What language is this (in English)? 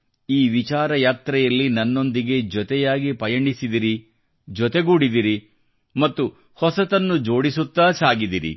Kannada